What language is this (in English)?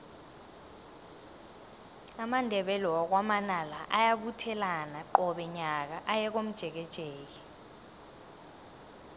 South Ndebele